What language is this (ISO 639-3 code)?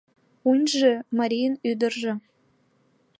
chm